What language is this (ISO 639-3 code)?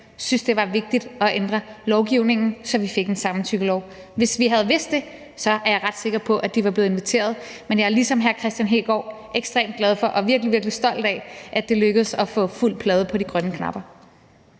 dan